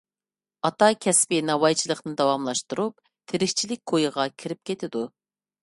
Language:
Uyghur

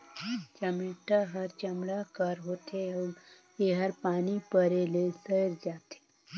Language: Chhattisgarhi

